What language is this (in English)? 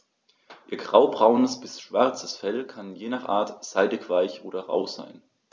German